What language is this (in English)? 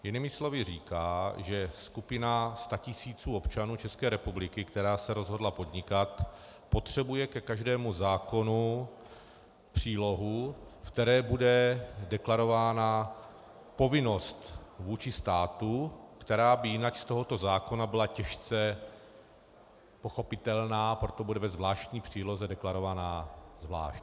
Czech